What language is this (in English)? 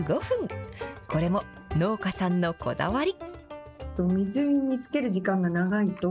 Japanese